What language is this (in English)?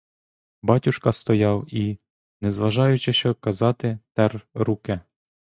Ukrainian